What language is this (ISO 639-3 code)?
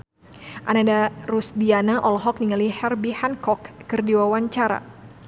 sun